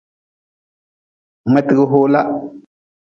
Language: Nawdm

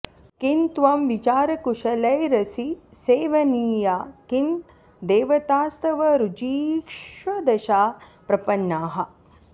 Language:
Sanskrit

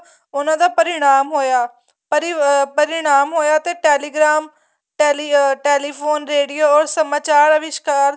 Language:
Punjabi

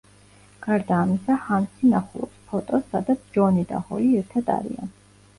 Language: Georgian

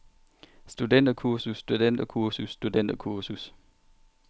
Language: Danish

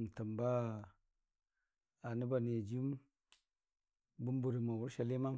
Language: Dijim-Bwilim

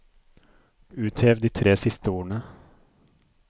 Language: Norwegian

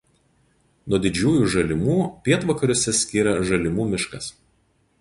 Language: Lithuanian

